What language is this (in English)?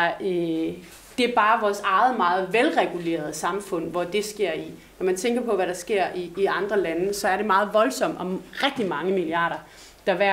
Danish